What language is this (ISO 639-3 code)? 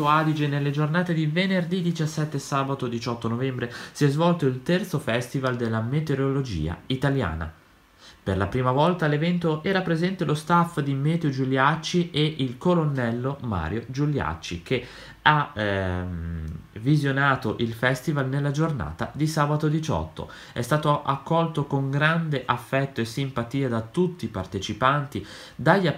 ita